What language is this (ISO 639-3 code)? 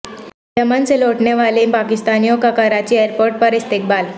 urd